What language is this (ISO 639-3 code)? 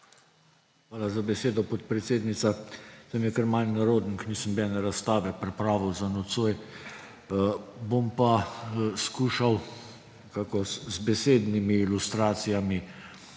slv